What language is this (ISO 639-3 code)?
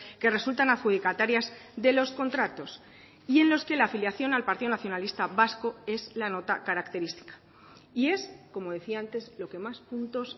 spa